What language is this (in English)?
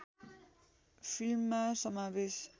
Nepali